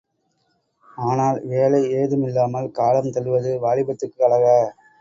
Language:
Tamil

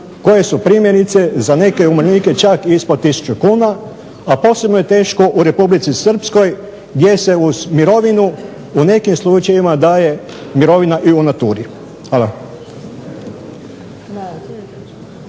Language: Croatian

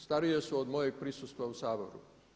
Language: Croatian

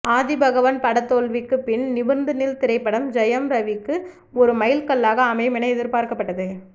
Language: Tamil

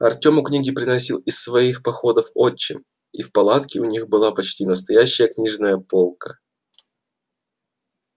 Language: Russian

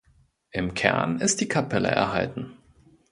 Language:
German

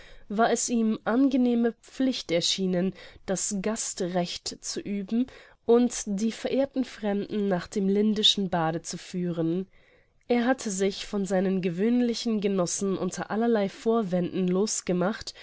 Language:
German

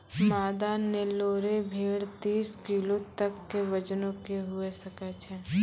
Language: Maithili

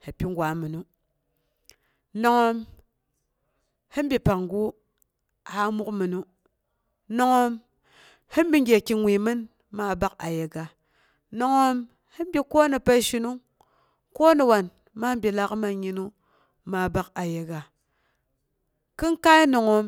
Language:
Boghom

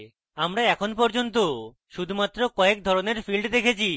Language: Bangla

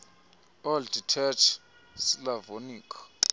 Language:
Xhosa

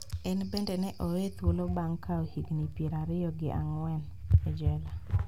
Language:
Luo (Kenya and Tanzania)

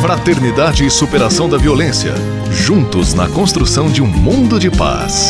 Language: Portuguese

